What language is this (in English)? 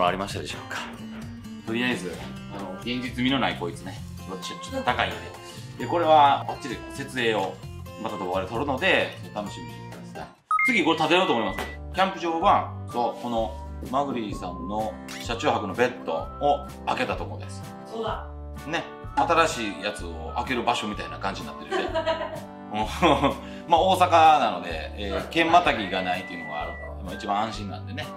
Japanese